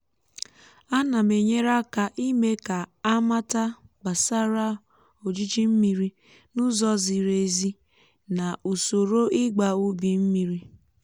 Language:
Igbo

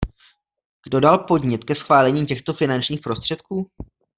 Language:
Czech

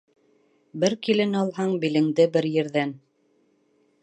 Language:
Bashkir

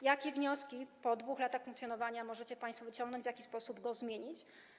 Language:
Polish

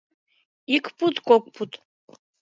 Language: Mari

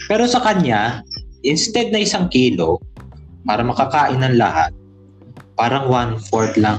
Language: Filipino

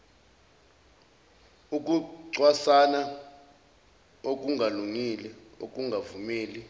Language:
Zulu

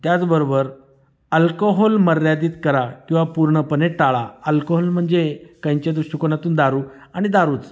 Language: Marathi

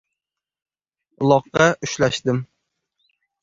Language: Uzbek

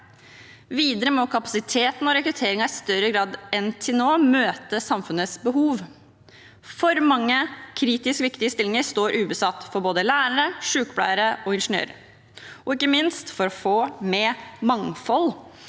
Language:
Norwegian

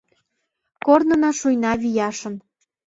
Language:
Mari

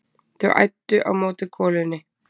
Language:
Icelandic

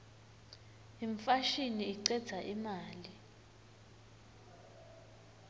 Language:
Swati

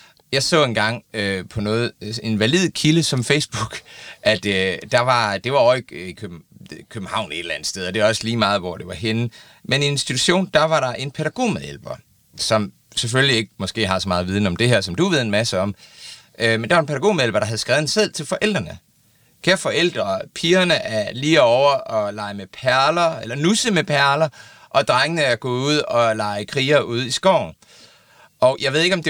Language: Danish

